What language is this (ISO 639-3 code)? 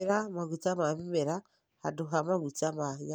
kik